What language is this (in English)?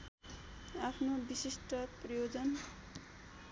Nepali